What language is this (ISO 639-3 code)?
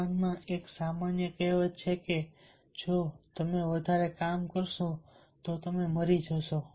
guj